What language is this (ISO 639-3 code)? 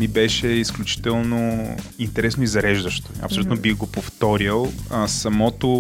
bul